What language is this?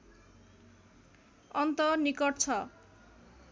Nepali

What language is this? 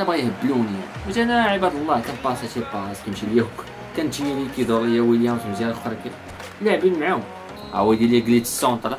Arabic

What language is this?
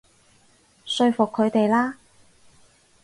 Cantonese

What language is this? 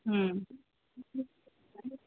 Sindhi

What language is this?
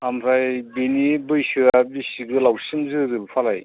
Bodo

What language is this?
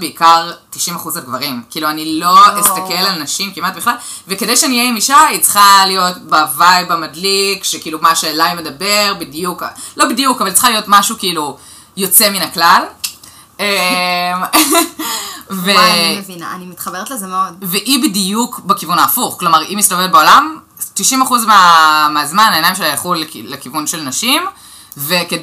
Hebrew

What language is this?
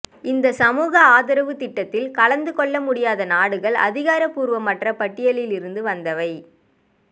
Tamil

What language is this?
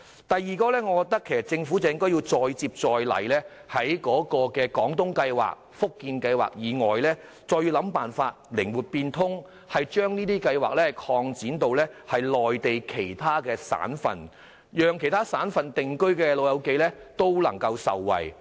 Cantonese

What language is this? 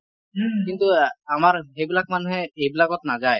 Assamese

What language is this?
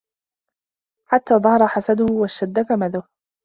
Arabic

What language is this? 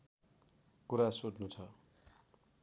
Nepali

